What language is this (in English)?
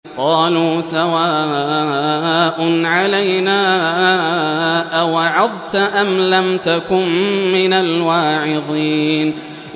Arabic